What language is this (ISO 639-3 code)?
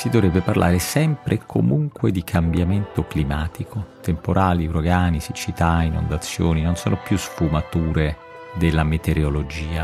ita